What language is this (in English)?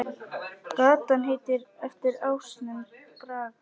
Icelandic